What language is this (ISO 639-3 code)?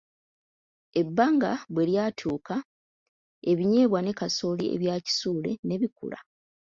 lug